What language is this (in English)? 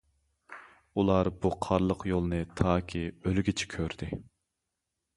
Uyghur